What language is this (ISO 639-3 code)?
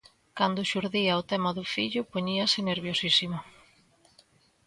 glg